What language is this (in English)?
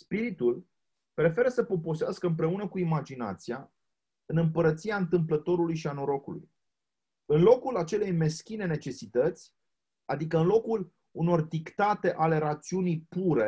Romanian